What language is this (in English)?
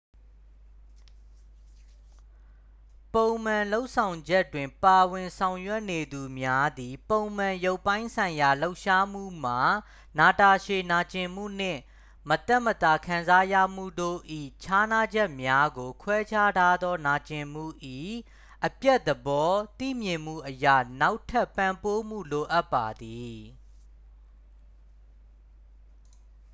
Burmese